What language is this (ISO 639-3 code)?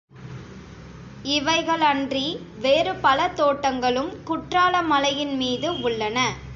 tam